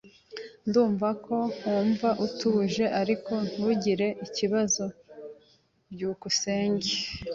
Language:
Kinyarwanda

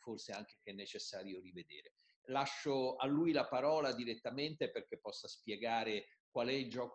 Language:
Italian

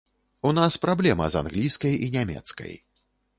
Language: Belarusian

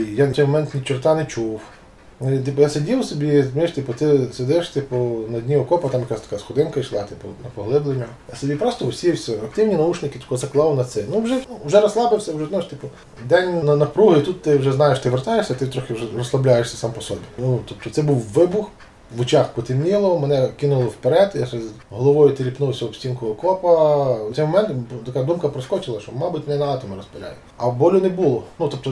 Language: Ukrainian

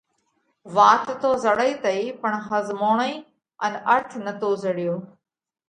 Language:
Parkari Koli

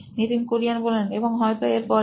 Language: Bangla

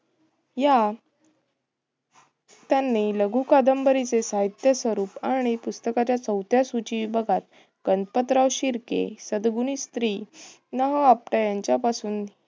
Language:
Marathi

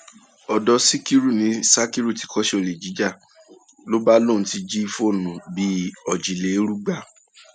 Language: Yoruba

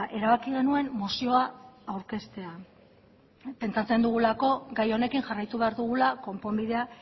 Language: Basque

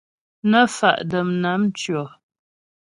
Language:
Ghomala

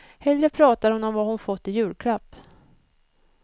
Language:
Swedish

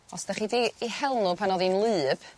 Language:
Welsh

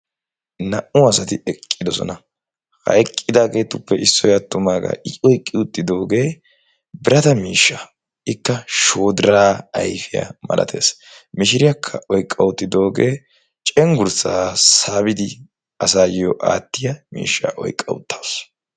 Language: Wolaytta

